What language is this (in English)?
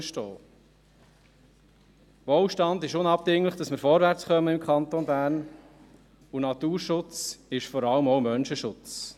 Swiss German